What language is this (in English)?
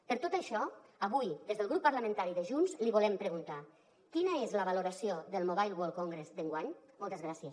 Catalan